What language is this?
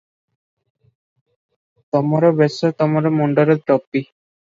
Odia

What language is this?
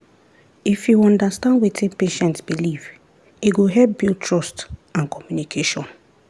Nigerian Pidgin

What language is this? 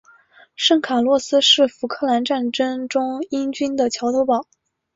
Chinese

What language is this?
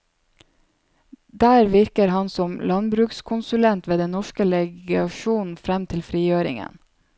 Norwegian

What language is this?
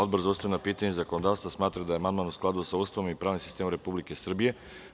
Serbian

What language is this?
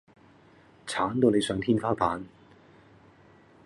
Cantonese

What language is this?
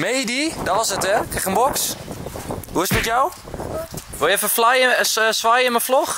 Dutch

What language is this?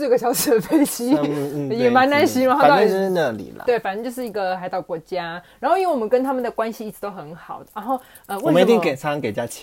Chinese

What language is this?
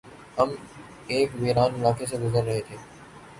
Urdu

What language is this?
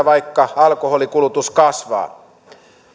Finnish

